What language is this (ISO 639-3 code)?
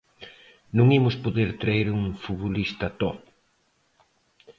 glg